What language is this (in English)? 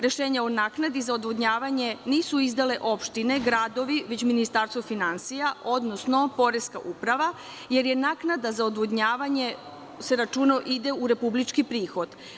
Serbian